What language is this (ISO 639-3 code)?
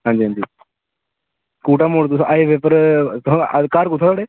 doi